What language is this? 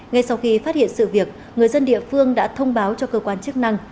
Vietnamese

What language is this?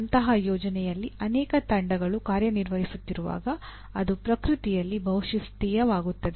Kannada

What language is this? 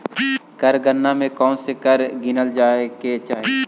Magahi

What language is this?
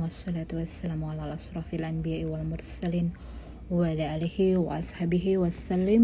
Indonesian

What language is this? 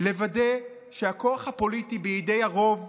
Hebrew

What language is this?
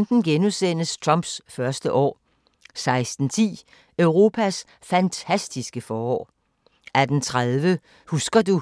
Danish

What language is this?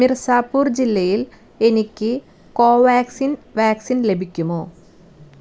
Malayalam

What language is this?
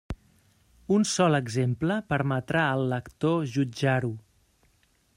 Catalan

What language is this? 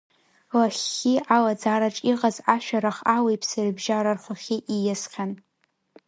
Abkhazian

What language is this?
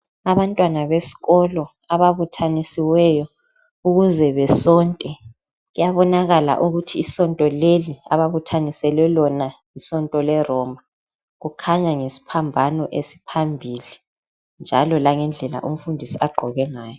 North Ndebele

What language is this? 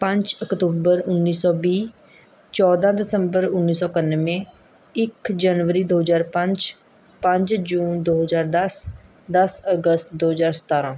Punjabi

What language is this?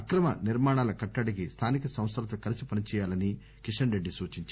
Telugu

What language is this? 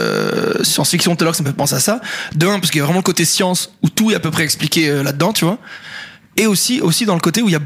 French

